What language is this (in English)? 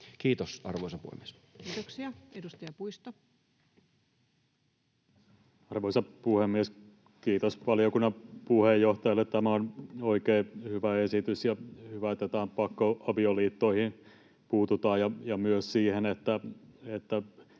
Finnish